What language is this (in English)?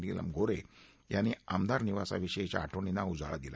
Marathi